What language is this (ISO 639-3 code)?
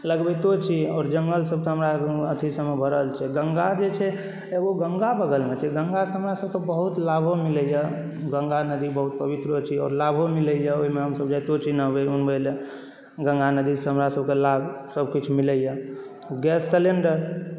mai